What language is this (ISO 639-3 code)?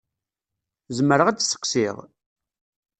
kab